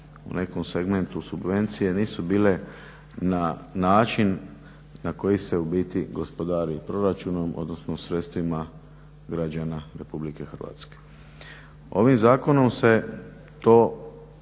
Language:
Croatian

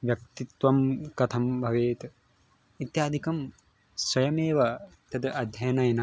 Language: Sanskrit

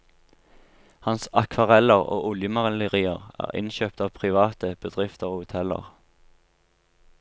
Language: Norwegian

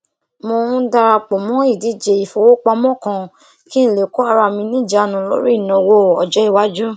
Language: Yoruba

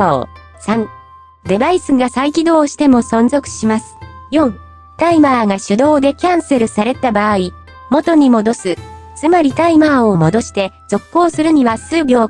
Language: Japanese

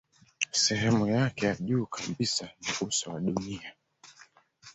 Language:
Swahili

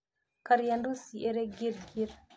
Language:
Kikuyu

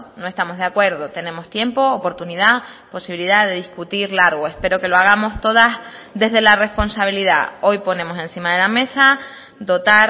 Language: Spanish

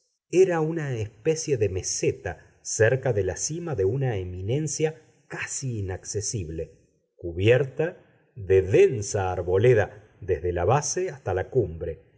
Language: Spanish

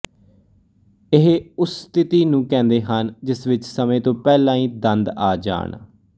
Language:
Punjabi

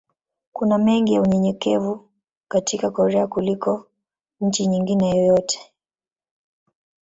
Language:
Swahili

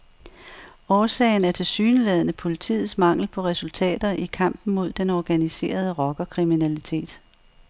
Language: Danish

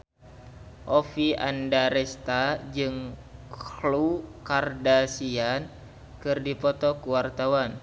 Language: Sundanese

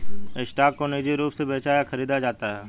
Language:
Hindi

